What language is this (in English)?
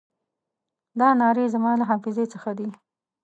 Pashto